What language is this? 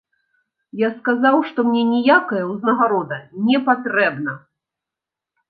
Belarusian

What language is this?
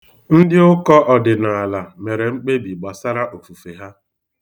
Igbo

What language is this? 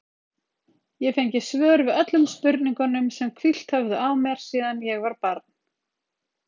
Icelandic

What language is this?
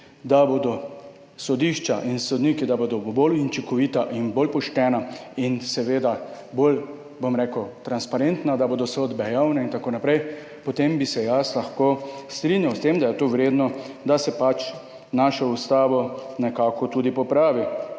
Slovenian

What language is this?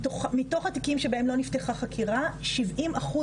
Hebrew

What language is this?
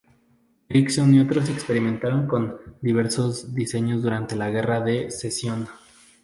Spanish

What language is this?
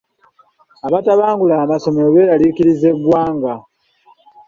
Ganda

